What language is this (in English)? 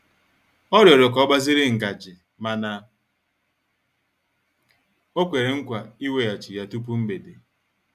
Igbo